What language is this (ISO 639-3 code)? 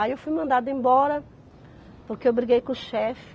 por